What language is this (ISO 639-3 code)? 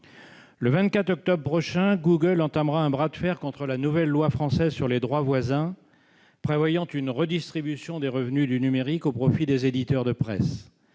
fra